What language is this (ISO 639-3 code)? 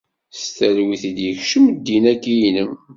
kab